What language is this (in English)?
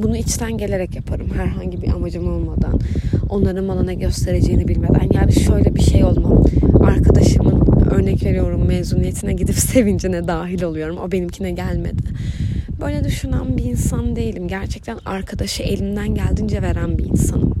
Turkish